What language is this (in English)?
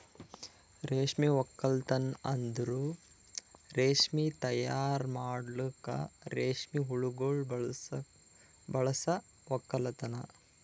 Kannada